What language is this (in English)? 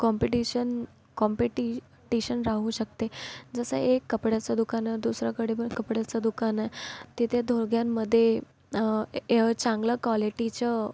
Marathi